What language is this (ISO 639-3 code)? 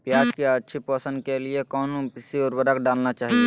mag